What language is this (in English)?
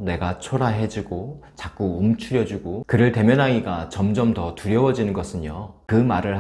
Korean